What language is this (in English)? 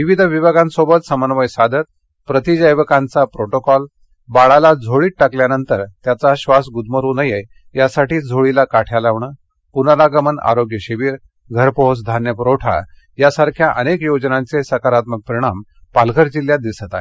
Marathi